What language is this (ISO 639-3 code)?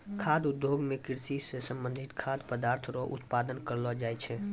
mai